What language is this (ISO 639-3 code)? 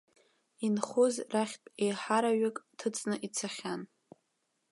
abk